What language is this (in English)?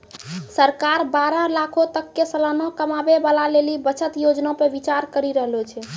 Maithili